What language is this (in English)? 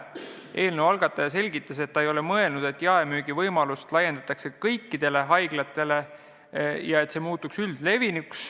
Estonian